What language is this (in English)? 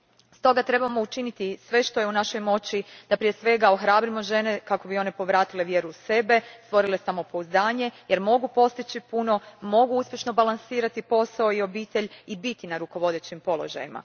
Croatian